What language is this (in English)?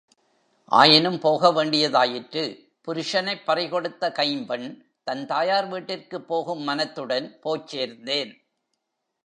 Tamil